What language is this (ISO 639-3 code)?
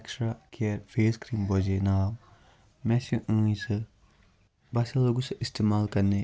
kas